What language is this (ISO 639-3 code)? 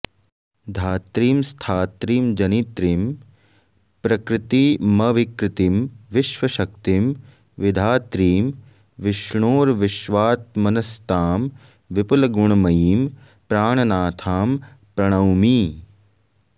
san